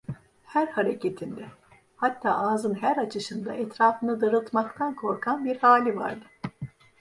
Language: Turkish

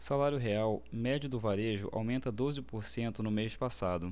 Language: Portuguese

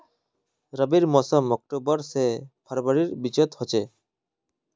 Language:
Magahi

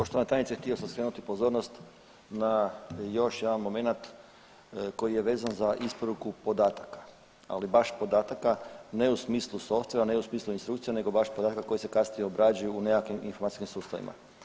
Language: Croatian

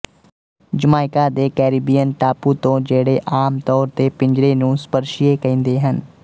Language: Punjabi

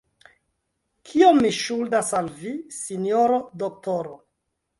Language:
Esperanto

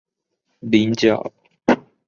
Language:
Chinese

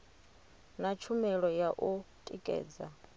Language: Venda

